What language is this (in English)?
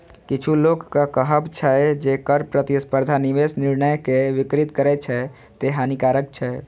Maithili